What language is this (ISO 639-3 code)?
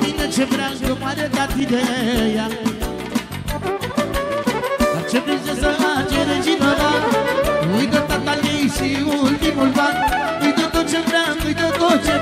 ron